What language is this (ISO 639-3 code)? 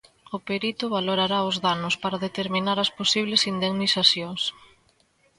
glg